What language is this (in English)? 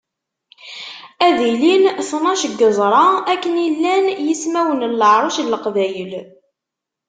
Kabyle